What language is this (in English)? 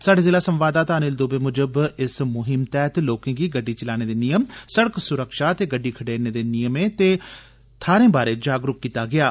Dogri